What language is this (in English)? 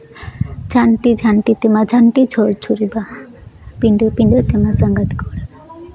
Santali